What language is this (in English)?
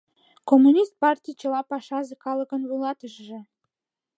Mari